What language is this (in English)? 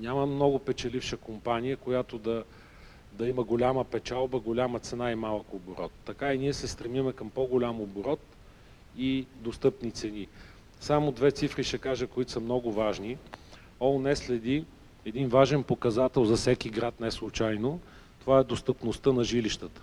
Bulgarian